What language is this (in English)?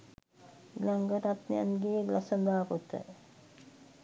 Sinhala